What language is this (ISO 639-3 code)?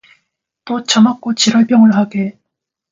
kor